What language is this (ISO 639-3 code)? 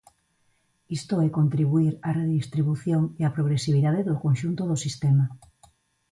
glg